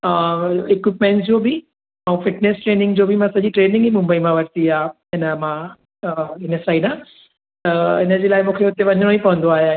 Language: Sindhi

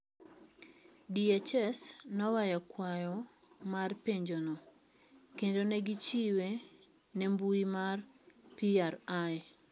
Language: Luo (Kenya and Tanzania)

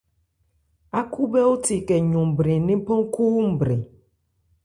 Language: Ebrié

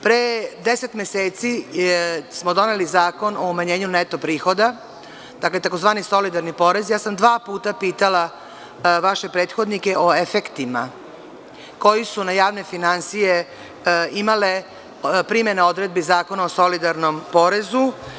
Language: Serbian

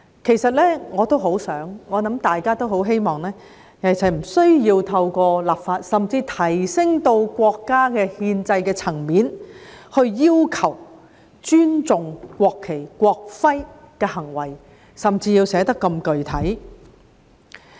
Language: Cantonese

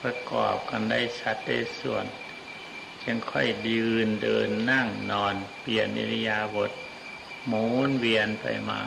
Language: Thai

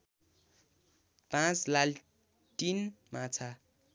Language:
Nepali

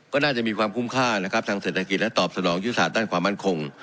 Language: Thai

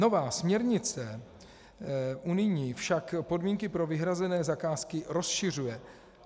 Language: Czech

